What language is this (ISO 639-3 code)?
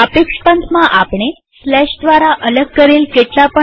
guj